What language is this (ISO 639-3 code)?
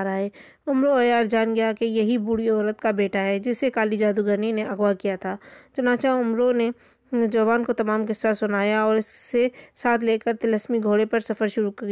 urd